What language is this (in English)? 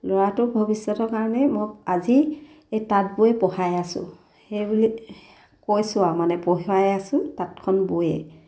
Assamese